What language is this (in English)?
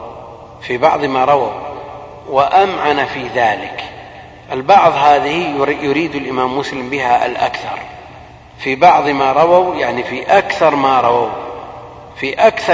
Arabic